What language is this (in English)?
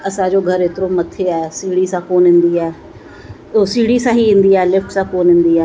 Sindhi